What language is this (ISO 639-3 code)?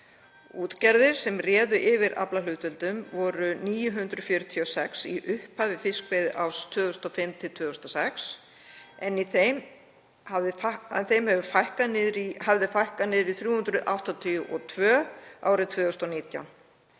isl